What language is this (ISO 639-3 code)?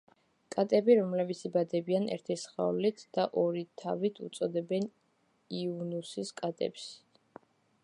kat